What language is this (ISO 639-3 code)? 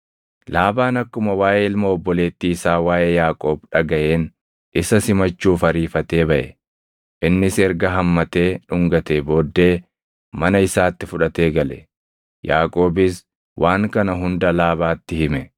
orm